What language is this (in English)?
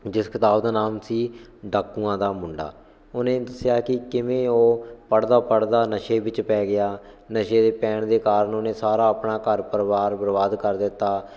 Punjabi